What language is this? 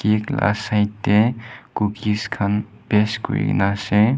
Naga Pidgin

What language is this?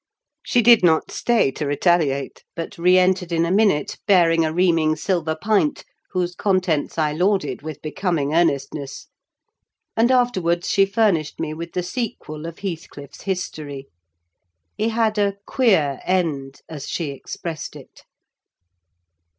English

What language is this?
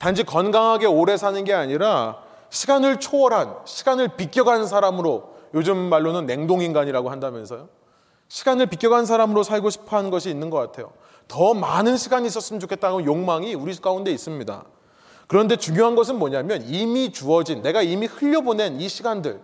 Korean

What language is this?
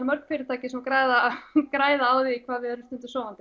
Icelandic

